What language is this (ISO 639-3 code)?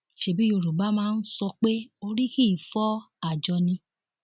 yor